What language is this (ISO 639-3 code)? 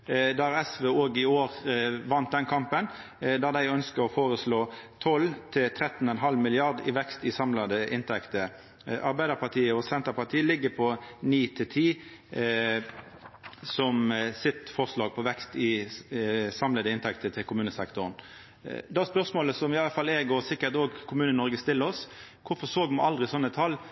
nno